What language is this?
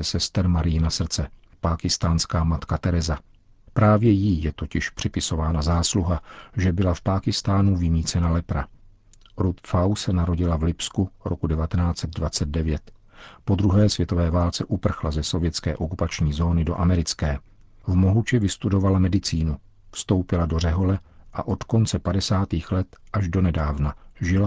Czech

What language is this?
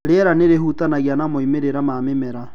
Kikuyu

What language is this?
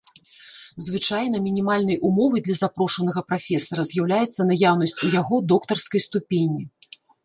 Belarusian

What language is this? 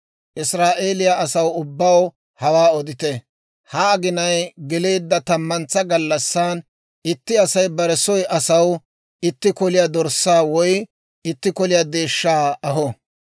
Dawro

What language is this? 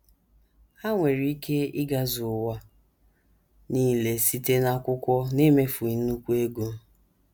Igbo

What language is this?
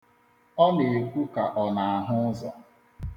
Igbo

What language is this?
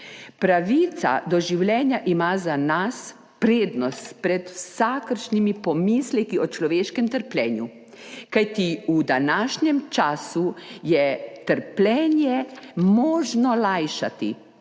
Slovenian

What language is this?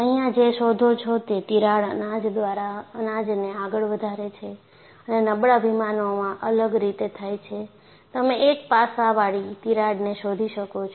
Gujarati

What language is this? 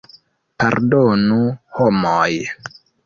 Esperanto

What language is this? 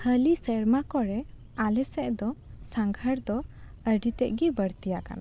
Santali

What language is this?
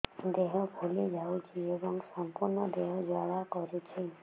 Odia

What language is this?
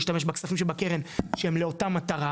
Hebrew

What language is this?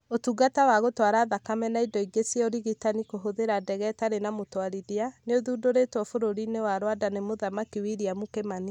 Kikuyu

